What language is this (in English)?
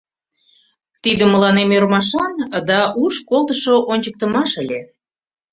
Mari